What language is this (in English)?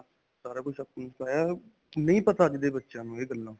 Punjabi